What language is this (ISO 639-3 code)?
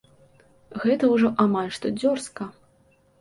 bel